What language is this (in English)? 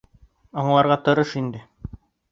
Bashkir